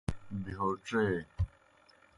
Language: Kohistani Shina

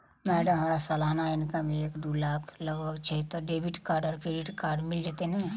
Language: Maithili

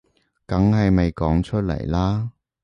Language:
Cantonese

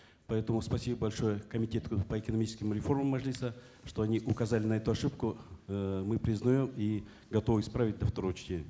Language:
Kazakh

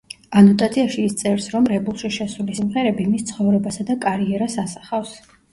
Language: Georgian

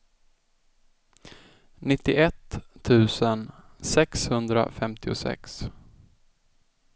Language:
Swedish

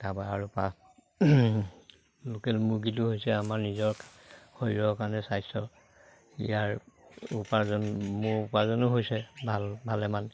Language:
Assamese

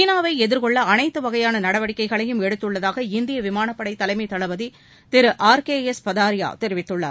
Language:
Tamil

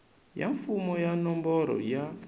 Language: Tsonga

